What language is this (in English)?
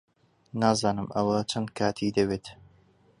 Central Kurdish